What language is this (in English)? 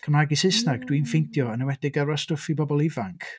Welsh